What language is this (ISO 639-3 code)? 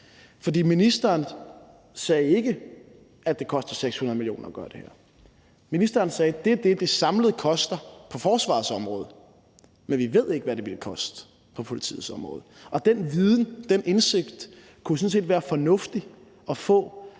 dan